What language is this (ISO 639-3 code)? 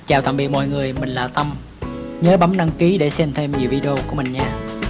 vie